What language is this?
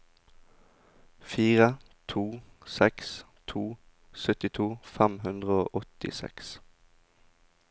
Norwegian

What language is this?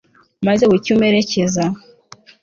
Kinyarwanda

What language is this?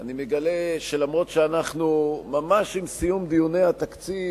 Hebrew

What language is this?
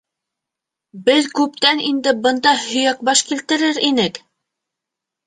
Bashkir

